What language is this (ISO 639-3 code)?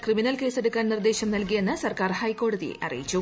mal